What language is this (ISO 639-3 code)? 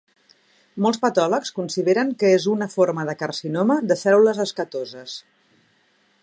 cat